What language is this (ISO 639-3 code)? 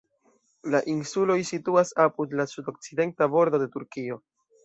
epo